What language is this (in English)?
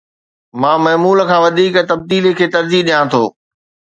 Sindhi